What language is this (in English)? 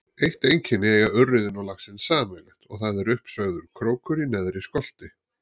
Icelandic